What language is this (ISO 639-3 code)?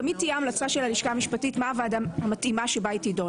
heb